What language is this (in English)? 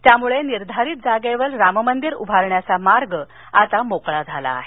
Marathi